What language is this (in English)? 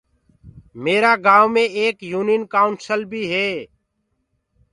Gurgula